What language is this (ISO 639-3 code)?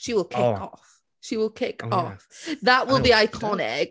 cym